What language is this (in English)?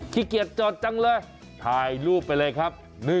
Thai